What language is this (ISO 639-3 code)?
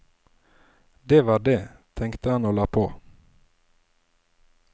nor